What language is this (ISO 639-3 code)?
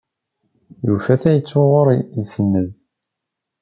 kab